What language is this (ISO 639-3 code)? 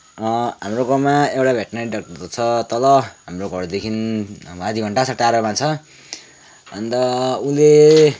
nep